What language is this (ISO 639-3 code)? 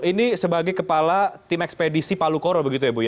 ind